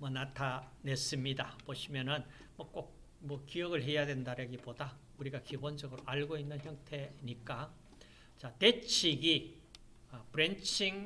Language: Korean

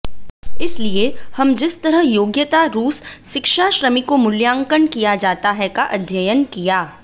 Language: Hindi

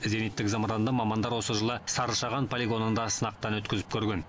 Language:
Kazakh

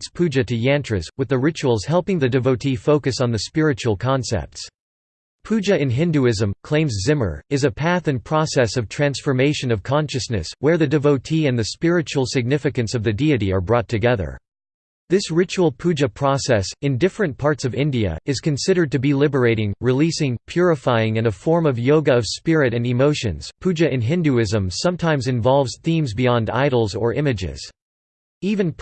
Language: English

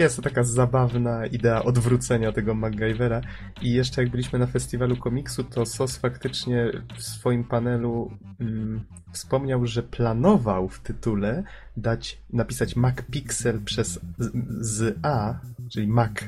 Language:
Polish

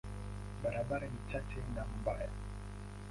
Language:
Swahili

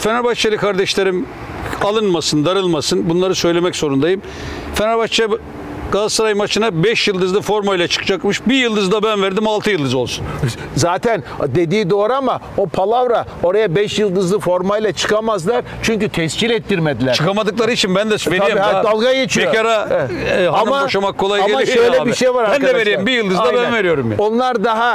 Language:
Turkish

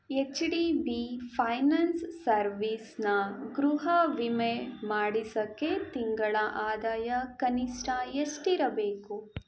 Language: Kannada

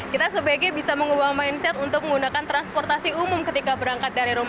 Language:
Indonesian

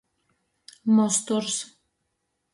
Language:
Latgalian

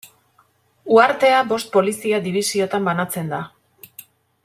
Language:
Basque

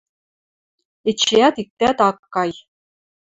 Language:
Western Mari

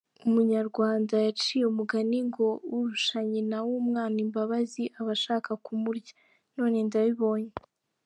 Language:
Kinyarwanda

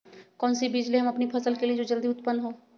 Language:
Magahi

